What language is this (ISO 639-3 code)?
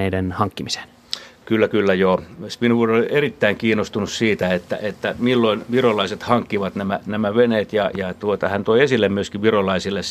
fin